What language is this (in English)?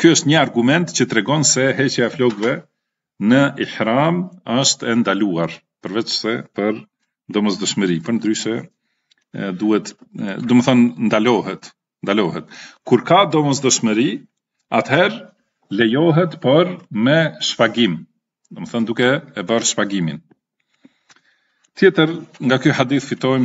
Arabic